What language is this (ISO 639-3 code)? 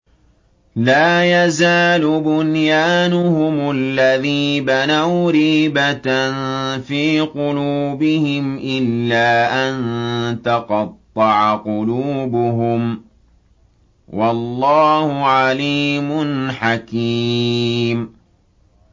ara